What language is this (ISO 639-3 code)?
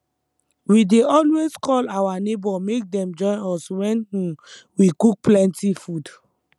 pcm